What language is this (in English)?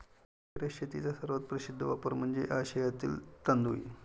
Marathi